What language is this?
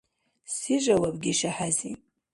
Dargwa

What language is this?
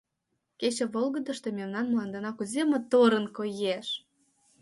Mari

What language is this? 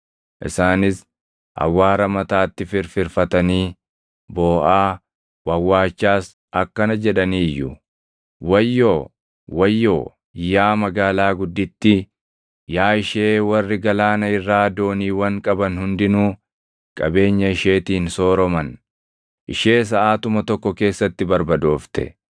Oromo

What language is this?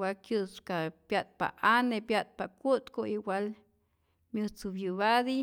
Rayón Zoque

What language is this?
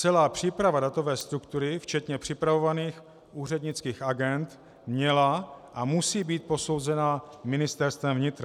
Czech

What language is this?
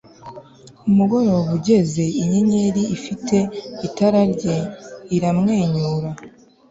Kinyarwanda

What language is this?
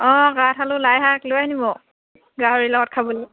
Assamese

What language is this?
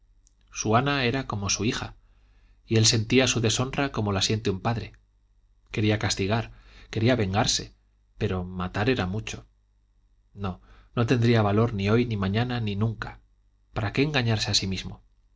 Spanish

